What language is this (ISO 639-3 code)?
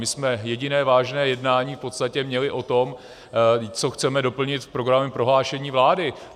ces